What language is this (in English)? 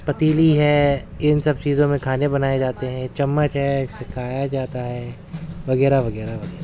Urdu